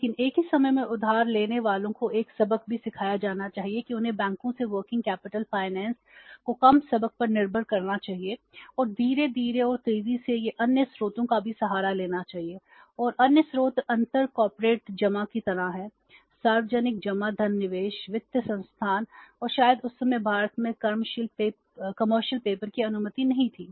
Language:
Hindi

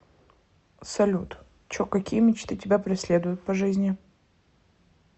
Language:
Russian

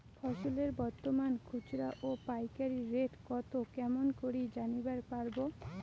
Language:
Bangla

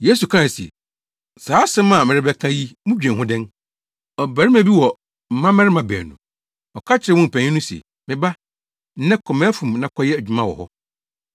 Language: Akan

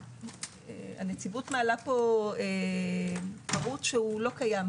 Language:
Hebrew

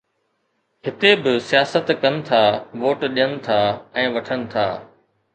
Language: Sindhi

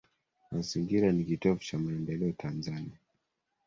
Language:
Swahili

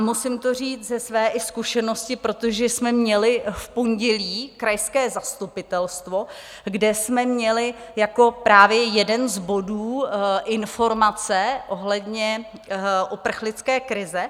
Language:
Czech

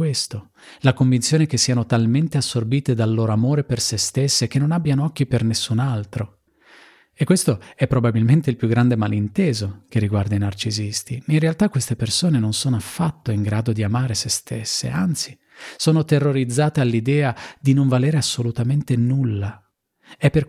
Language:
Italian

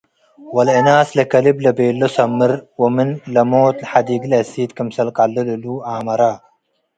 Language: Tigre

